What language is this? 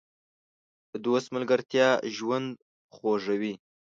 Pashto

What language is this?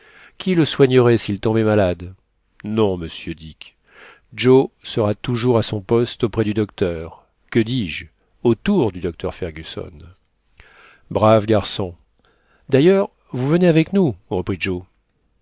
French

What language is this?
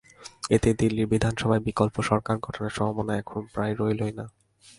Bangla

